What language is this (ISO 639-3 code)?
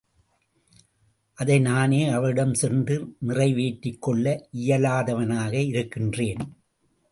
tam